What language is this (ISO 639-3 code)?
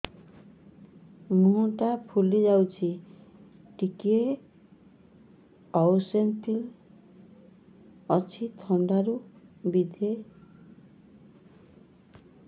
ori